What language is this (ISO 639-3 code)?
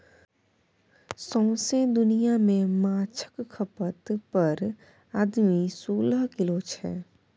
mai